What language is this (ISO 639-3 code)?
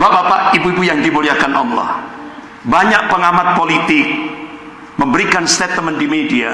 ind